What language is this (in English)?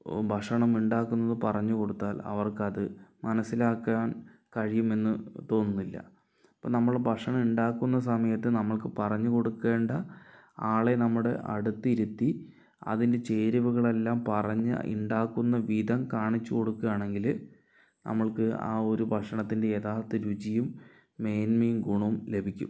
Malayalam